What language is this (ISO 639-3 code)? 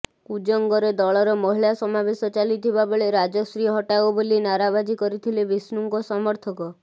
ori